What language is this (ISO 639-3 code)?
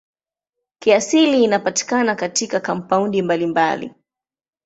swa